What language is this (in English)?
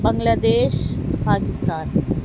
Urdu